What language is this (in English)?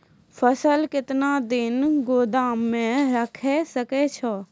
Maithili